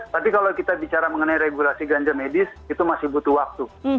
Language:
Indonesian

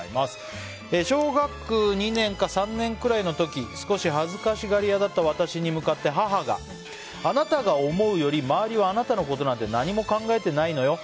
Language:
Japanese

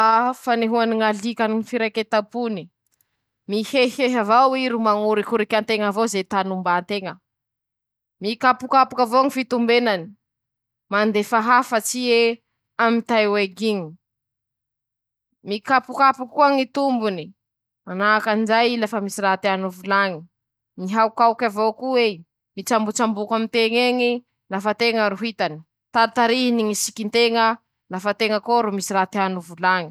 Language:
Masikoro Malagasy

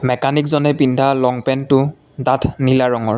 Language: Assamese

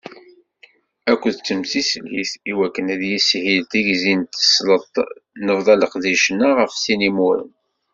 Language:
Kabyle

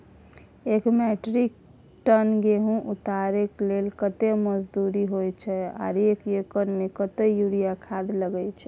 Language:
Maithili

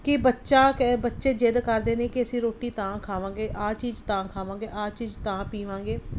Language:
Punjabi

